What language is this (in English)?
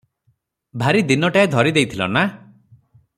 Odia